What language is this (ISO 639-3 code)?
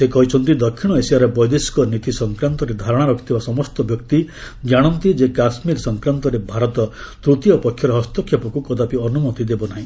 ori